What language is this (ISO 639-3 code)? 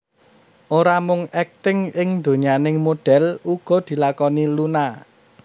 jav